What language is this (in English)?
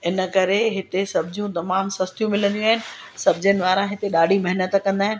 Sindhi